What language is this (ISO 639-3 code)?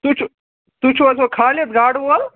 kas